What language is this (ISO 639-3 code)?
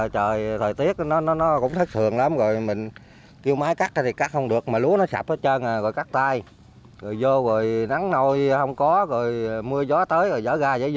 vie